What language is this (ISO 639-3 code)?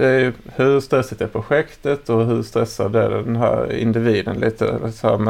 swe